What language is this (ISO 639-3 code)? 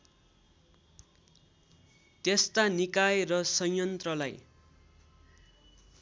nep